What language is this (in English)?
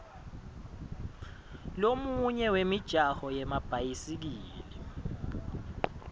Swati